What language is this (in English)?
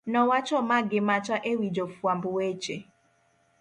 Luo (Kenya and Tanzania)